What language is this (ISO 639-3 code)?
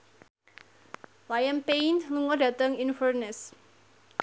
jav